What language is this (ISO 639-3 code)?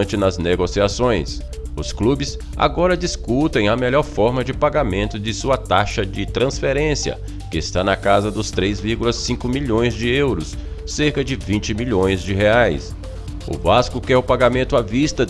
por